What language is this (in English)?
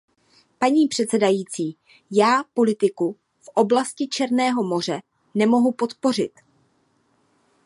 Czech